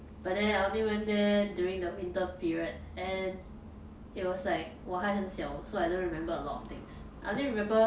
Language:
English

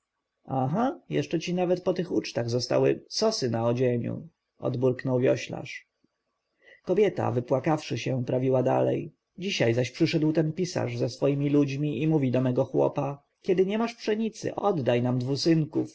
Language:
Polish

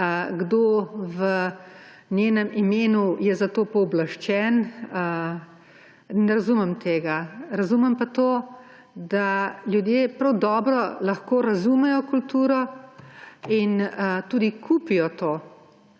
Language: Slovenian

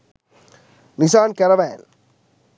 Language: Sinhala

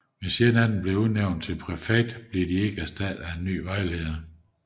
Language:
Danish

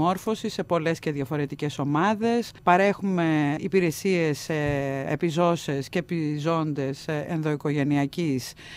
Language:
Greek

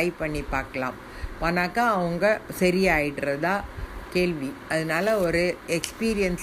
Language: Tamil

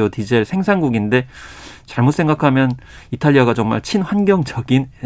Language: Korean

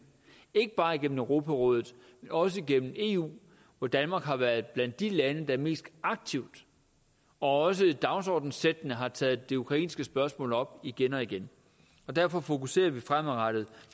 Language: Danish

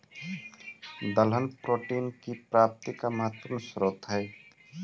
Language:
Magahi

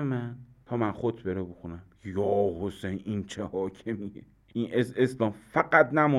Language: Persian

